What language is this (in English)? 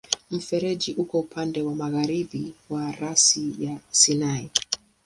Swahili